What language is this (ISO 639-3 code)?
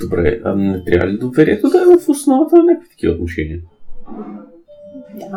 bul